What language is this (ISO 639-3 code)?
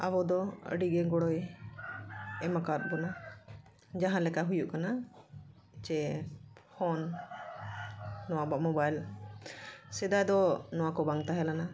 sat